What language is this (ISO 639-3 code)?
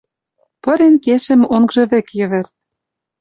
mrj